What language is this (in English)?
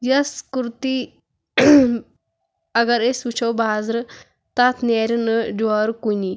Kashmiri